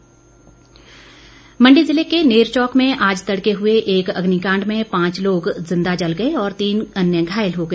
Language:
Hindi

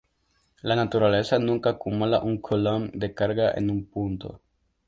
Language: Spanish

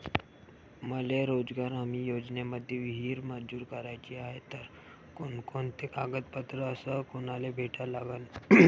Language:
Marathi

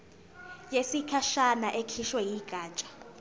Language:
Zulu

